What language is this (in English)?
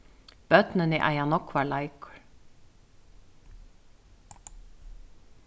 Faroese